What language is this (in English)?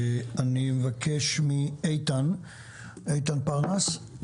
Hebrew